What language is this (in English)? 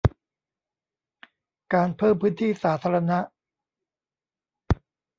Thai